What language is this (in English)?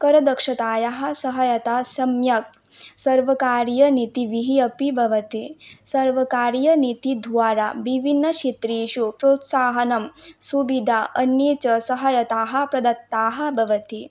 Sanskrit